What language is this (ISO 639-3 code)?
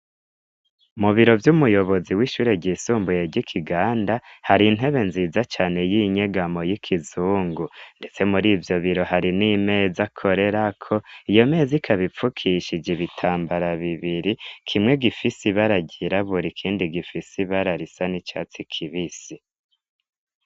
run